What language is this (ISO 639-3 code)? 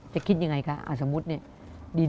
tha